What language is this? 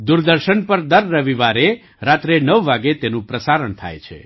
Gujarati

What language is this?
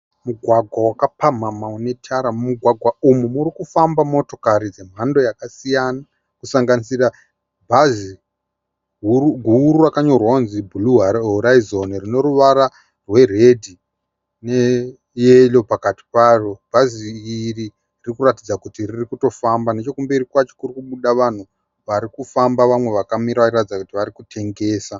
Shona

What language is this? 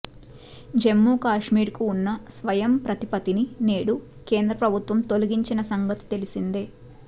Telugu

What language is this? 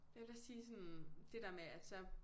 Danish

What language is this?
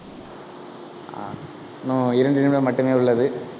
Tamil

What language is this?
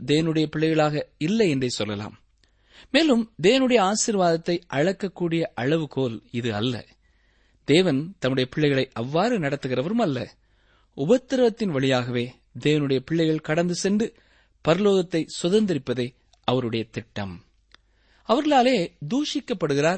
Tamil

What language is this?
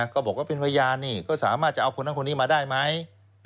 Thai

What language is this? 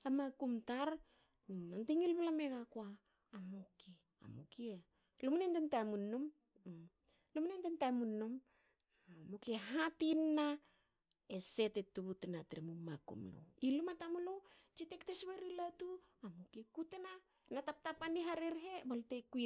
Hakö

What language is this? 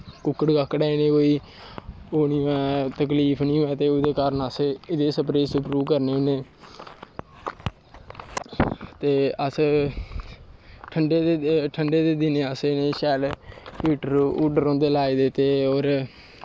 Dogri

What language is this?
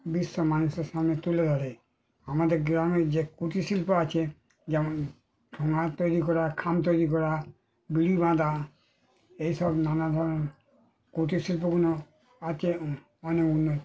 Bangla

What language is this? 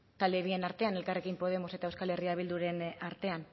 Basque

